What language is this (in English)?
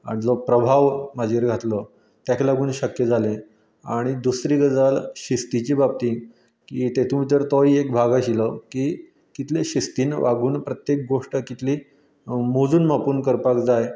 Konkani